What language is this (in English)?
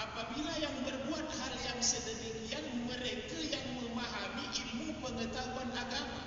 Malay